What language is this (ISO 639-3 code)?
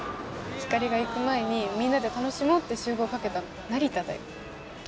jpn